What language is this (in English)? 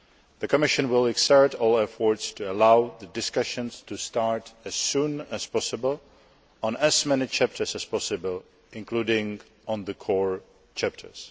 English